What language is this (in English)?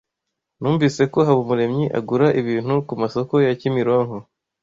Kinyarwanda